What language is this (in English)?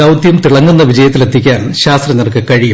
Malayalam